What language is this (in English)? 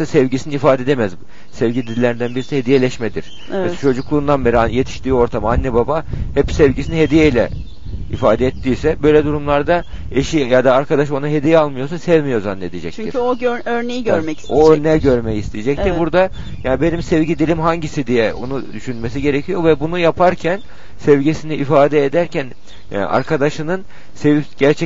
Turkish